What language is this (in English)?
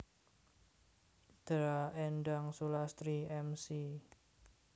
Javanese